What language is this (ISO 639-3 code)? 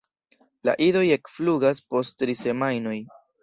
epo